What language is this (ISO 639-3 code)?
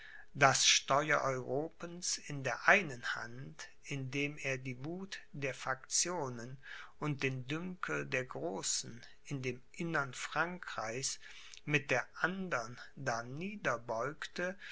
deu